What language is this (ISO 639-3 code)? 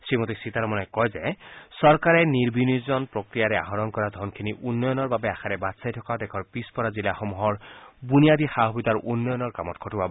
asm